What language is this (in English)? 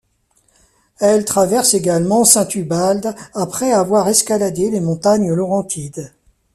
French